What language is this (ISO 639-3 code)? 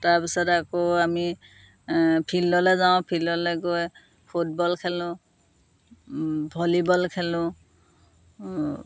asm